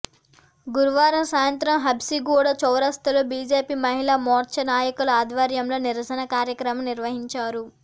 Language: Telugu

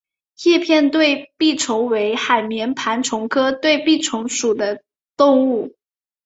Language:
Chinese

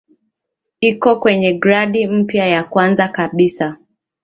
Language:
Swahili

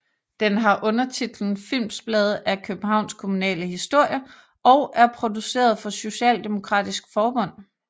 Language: Danish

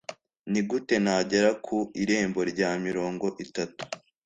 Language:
Kinyarwanda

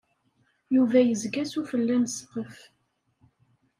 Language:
Kabyle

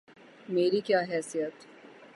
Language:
Urdu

